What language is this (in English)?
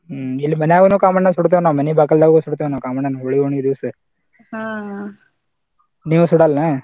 Kannada